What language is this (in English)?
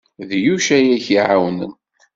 Kabyle